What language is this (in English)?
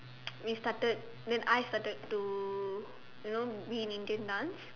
English